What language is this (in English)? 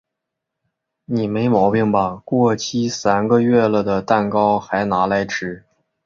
Chinese